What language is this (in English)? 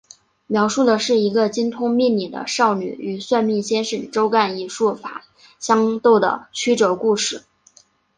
Chinese